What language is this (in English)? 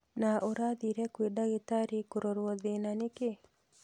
Kikuyu